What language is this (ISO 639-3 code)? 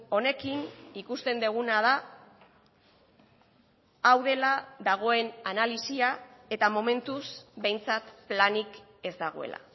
eus